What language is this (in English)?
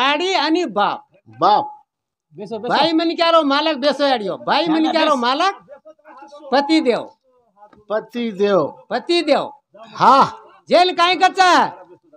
Arabic